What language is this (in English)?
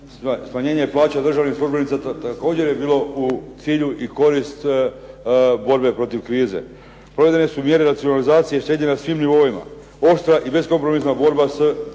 Croatian